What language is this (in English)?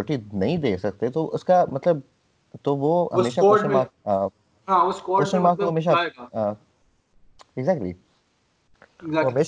Urdu